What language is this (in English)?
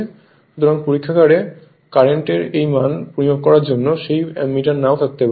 Bangla